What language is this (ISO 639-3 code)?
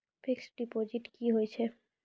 mai